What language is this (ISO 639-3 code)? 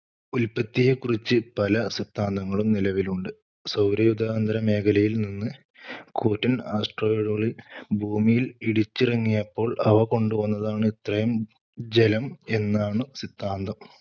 mal